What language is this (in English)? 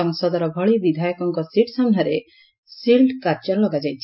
Odia